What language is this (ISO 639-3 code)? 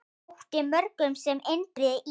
isl